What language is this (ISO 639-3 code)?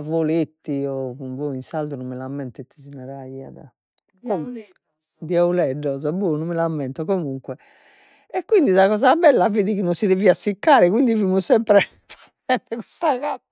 srd